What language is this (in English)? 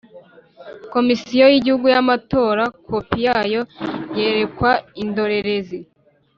Kinyarwanda